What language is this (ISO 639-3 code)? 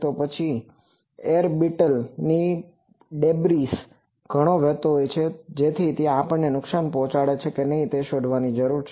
guj